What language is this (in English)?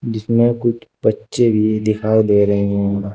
Hindi